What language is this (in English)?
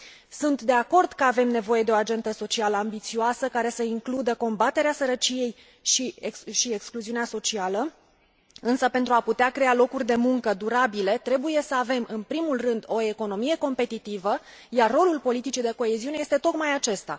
Romanian